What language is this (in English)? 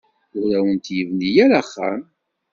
Kabyle